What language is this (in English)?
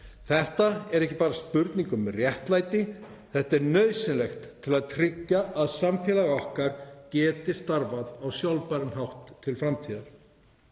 Icelandic